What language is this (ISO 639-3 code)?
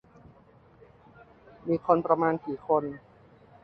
tha